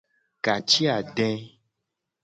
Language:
Gen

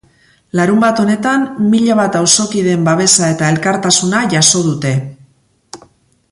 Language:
Basque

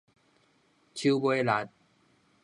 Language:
Min Nan Chinese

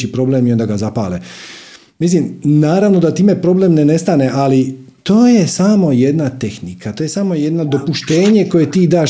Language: Croatian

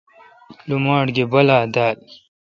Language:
Kalkoti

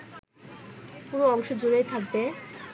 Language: Bangla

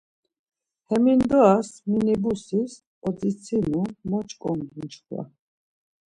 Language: Laz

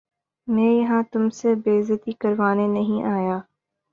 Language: Urdu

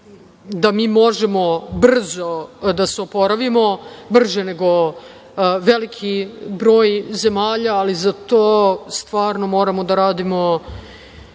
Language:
Serbian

